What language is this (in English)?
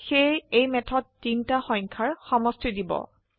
Assamese